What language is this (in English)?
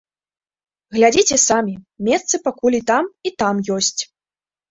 Belarusian